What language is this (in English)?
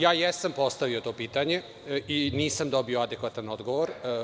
Serbian